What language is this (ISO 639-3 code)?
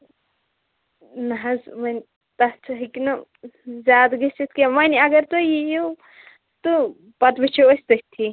kas